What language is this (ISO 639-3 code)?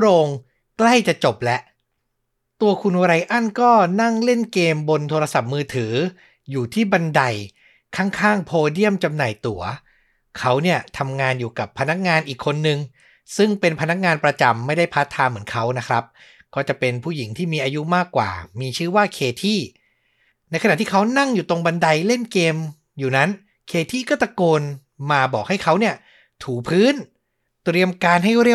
tha